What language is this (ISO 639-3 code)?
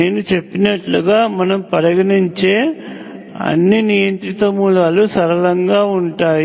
tel